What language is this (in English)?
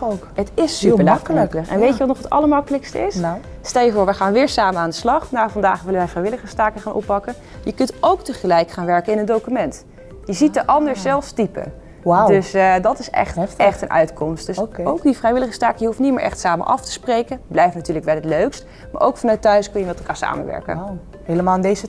Dutch